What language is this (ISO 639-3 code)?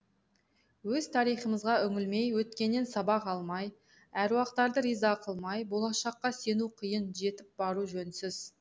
kaz